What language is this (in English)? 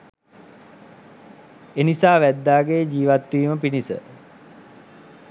Sinhala